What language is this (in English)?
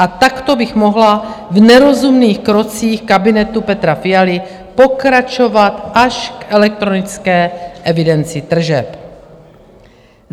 Czech